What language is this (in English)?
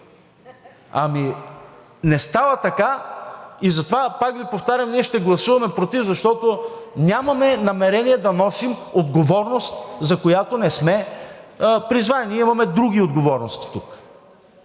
Bulgarian